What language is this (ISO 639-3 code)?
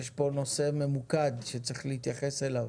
heb